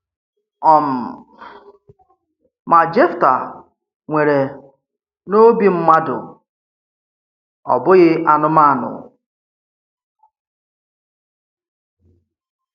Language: Igbo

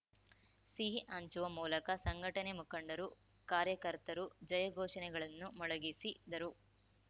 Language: Kannada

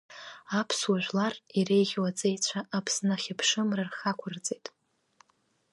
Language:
Abkhazian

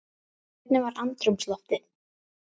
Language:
Icelandic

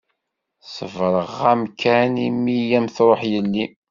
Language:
Kabyle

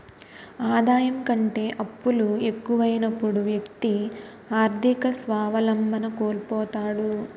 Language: Telugu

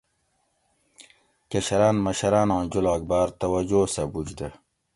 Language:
Gawri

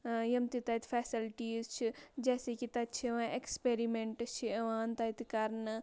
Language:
Kashmiri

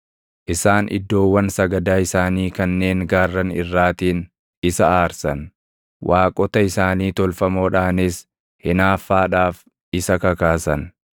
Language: Oromo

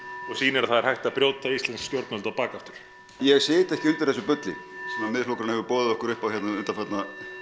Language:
Icelandic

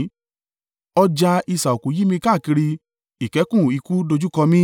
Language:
Yoruba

